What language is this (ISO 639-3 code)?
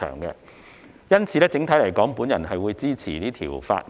yue